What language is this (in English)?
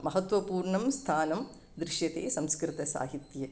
Sanskrit